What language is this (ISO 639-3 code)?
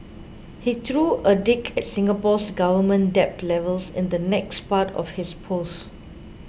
eng